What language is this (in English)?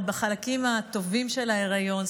Hebrew